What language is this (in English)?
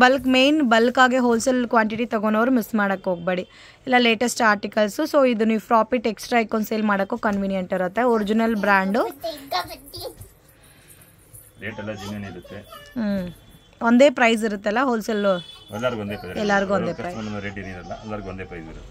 Kannada